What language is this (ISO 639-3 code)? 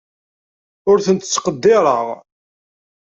kab